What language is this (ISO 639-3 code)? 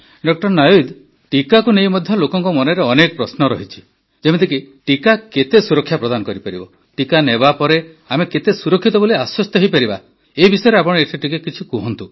ori